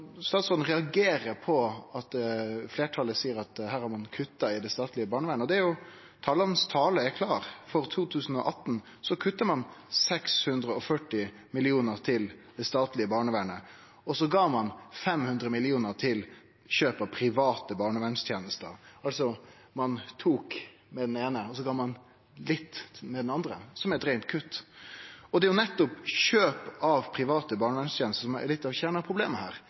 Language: Norwegian Nynorsk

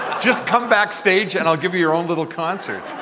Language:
English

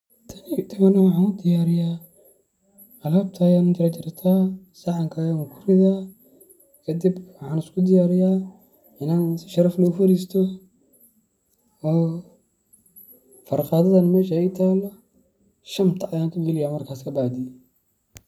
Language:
Somali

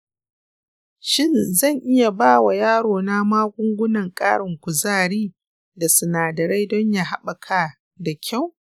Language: Hausa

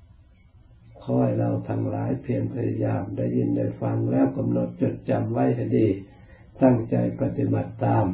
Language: Thai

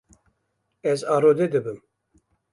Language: Kurdish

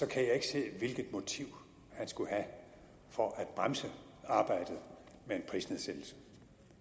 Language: Danish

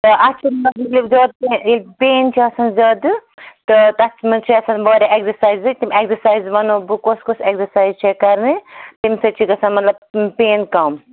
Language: Kashmiri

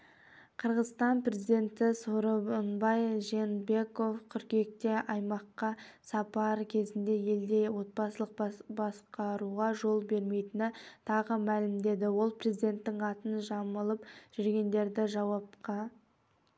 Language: Kazakh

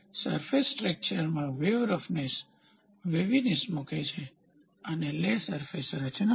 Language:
Gujarati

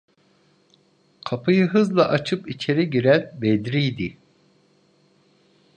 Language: Turkish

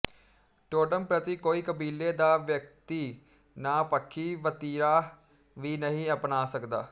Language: Punjabi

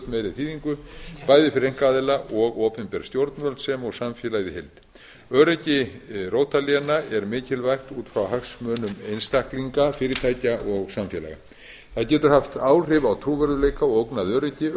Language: Icelandic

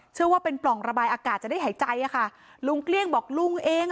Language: Thai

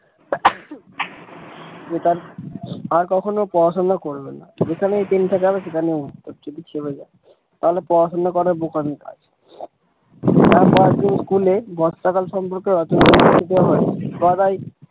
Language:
Bangla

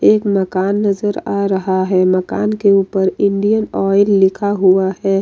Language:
Hindi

